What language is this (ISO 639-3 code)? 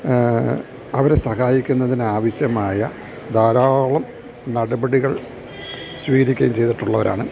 mal